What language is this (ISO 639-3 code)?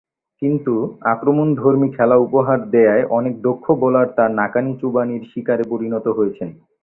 ben